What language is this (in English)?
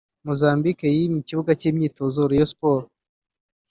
Kinyarwanda